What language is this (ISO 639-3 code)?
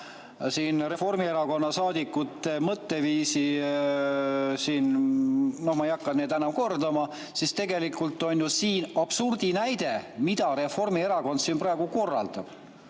est